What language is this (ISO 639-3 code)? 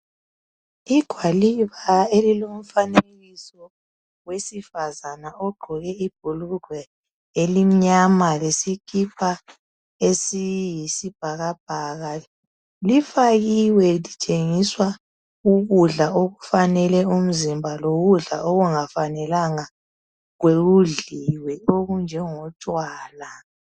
nde